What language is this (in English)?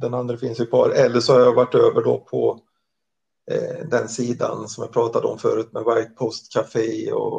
Swedish